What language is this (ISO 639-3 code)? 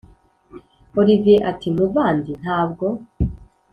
kin